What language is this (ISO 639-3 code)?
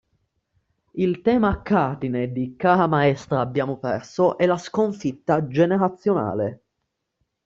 ita